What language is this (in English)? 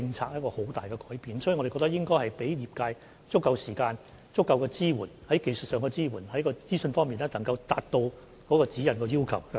Cantonese